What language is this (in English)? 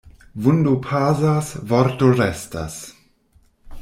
Esperanto